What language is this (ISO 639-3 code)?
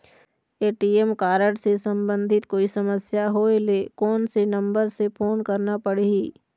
hne